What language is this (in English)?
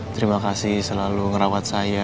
Indonesian